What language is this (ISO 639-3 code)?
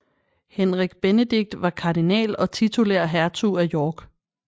dan